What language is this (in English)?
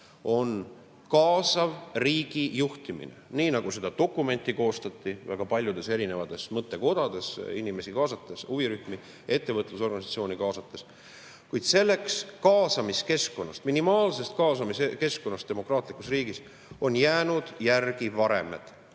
Estonian